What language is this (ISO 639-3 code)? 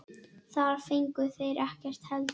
isl